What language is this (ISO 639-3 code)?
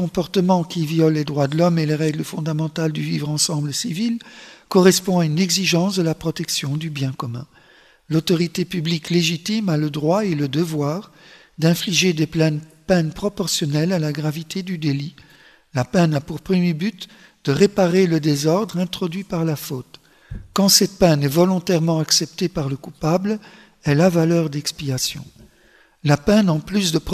fra